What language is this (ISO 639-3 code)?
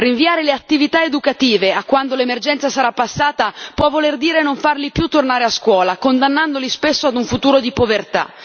ita